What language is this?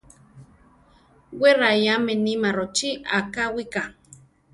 Central Tarahumara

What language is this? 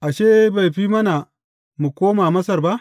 Hausa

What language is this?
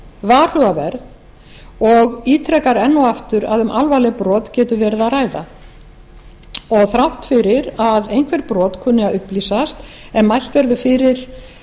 Icelandic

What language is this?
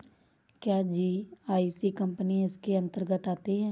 Hindi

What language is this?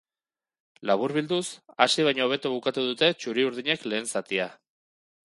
Basque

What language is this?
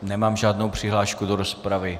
Czech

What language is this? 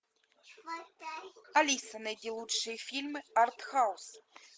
Russian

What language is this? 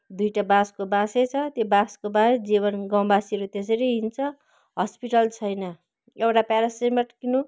Nepali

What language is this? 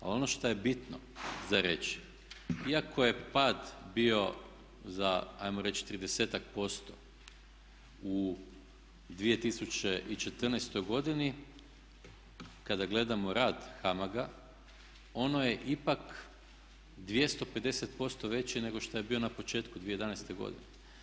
Croatian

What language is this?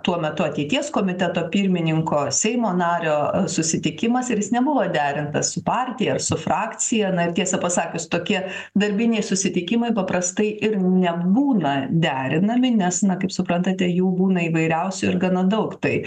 Lithuanian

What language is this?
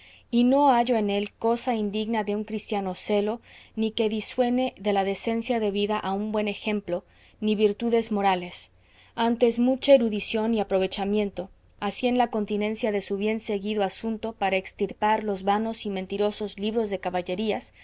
Spanish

